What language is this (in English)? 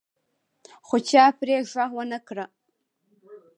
Pashto